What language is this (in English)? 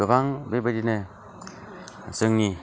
Bodo